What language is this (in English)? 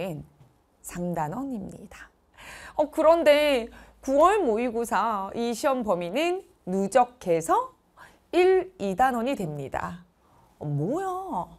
Korean